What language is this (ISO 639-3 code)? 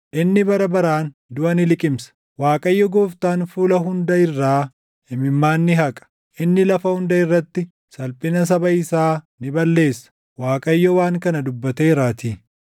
orm